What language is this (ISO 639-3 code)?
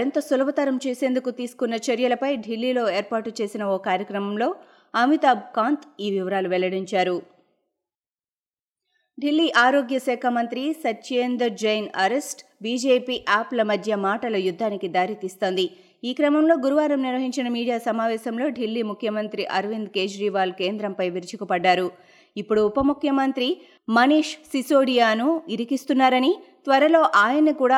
tel